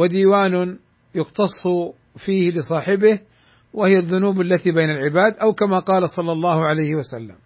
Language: Arabic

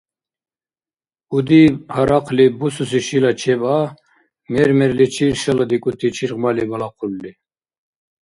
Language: Dargwa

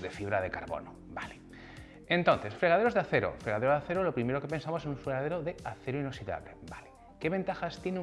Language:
Spanish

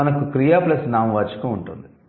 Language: Telugu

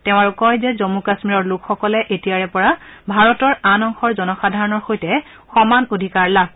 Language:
Assamese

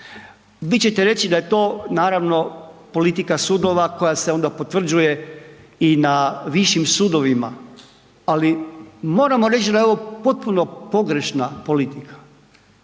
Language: Croatian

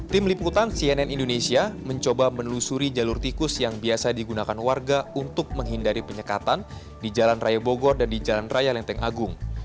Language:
Indonesian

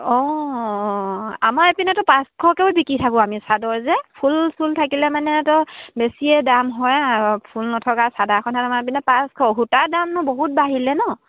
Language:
Assamese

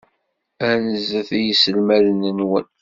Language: Kabyle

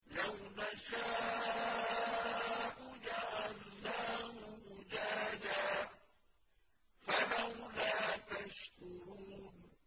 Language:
Arabic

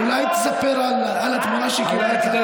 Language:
Hebrew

